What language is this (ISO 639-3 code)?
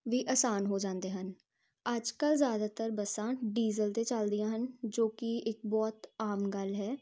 pan